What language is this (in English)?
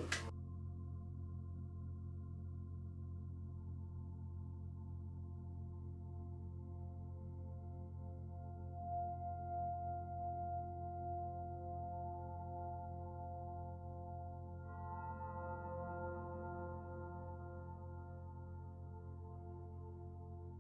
Turkish